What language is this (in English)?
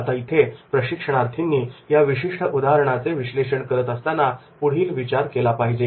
Marathi